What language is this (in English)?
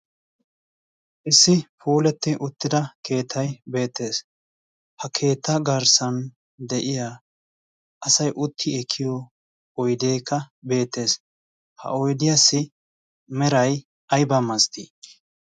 Wolaytta